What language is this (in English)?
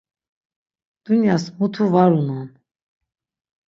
Laz